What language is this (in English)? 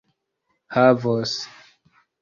Esperanto